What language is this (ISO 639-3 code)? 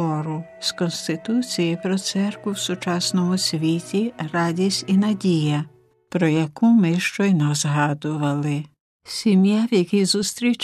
ukr